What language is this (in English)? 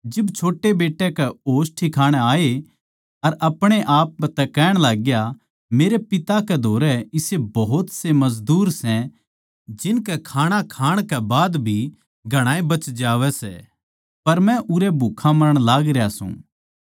Haryanvi